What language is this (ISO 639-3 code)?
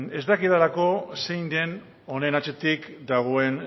eus